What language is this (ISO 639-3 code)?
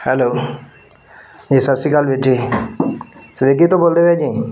pan